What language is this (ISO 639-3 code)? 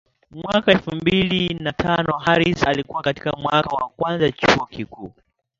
swa